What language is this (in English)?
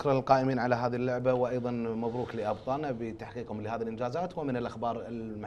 Arabic